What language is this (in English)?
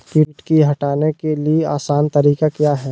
Magahi